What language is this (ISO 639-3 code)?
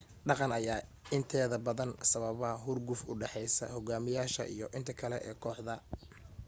som